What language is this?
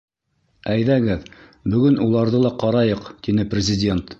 Bashkir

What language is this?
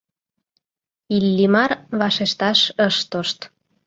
Mari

